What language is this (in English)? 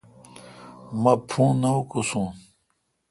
Kalkoti